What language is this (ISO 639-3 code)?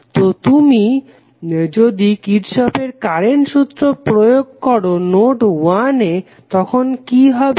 ben